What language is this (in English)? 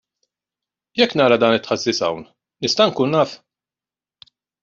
Maltese